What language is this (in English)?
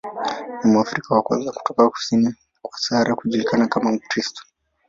Swahili